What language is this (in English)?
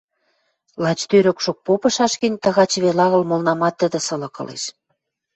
Western Mari